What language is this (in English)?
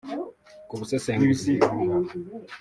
Kinyarwanda